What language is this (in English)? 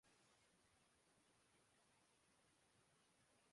Urdu